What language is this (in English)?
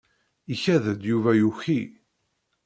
Kabyle